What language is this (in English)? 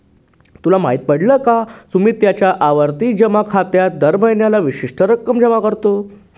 Marathi